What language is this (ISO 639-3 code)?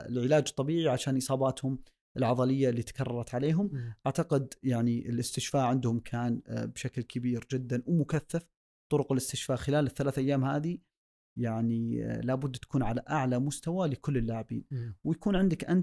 ara